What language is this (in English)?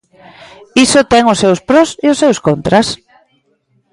Galician